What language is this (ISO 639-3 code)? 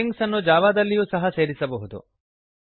kan